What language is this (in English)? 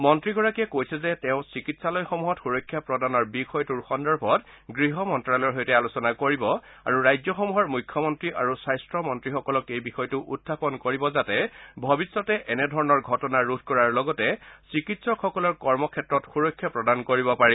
Assamese